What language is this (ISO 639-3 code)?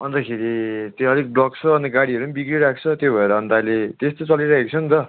nep